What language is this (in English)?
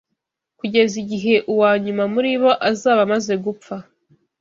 Kinyarwanda